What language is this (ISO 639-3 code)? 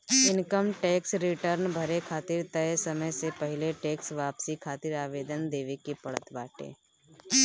bho